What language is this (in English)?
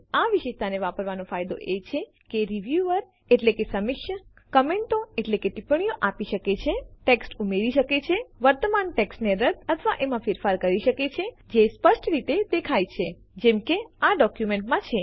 Gujarati